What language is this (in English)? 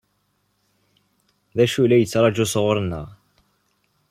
Kabyle